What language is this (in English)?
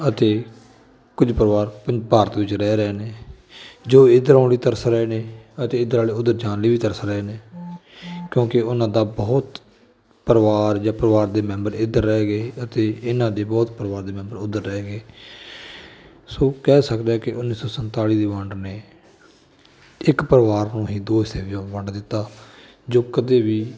Punjabi